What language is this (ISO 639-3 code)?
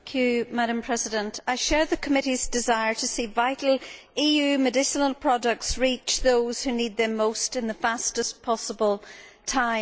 eng